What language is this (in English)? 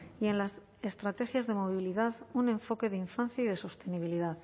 Spanish